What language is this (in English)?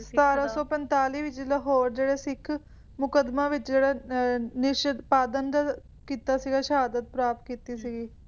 Punjabi